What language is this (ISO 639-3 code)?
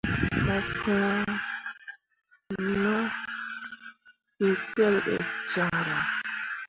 mua